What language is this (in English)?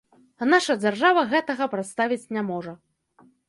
Belarusian